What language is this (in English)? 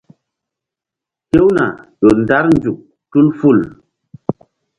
Mbum